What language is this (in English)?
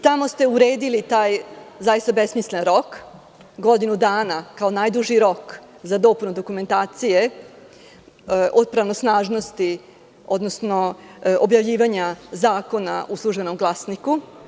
Serbian